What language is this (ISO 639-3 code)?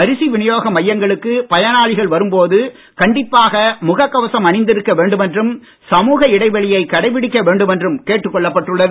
tam